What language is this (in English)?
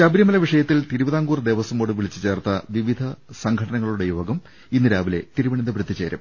Malayalam